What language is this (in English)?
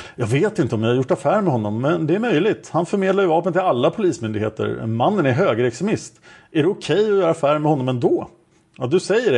Swedish